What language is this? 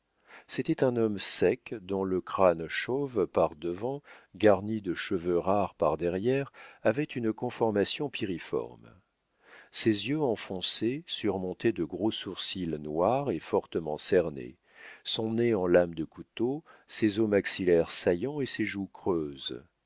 French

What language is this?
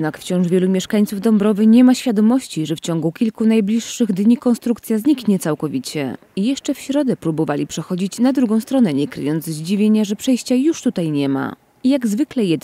Polish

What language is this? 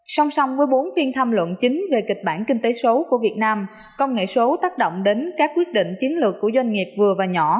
Vietnamese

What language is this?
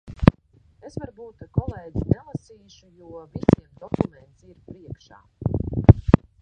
Latvian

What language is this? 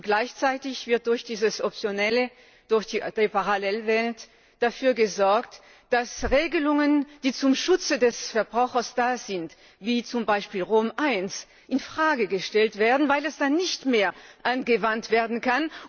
German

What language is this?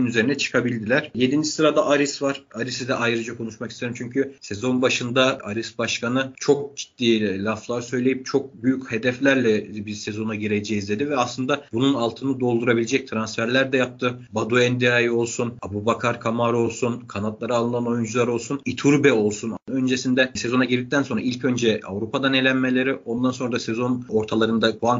Turkish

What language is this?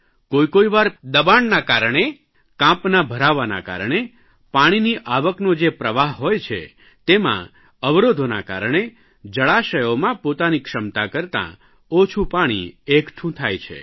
Gujarati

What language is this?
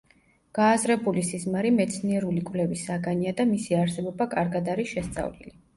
Georgian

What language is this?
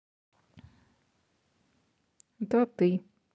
Russian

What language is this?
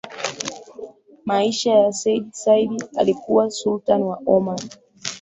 Swahili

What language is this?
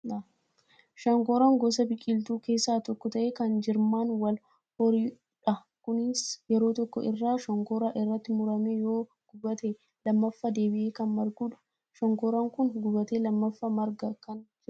Oromo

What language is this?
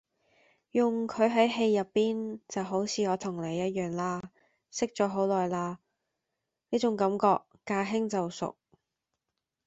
Cantonese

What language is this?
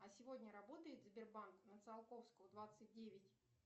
Russian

